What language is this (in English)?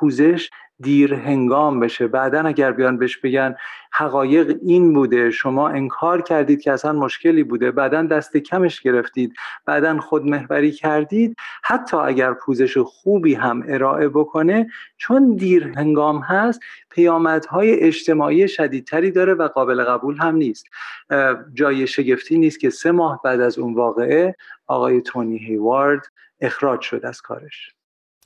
Persian